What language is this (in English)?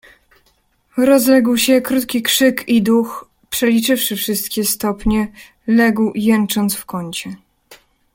Polish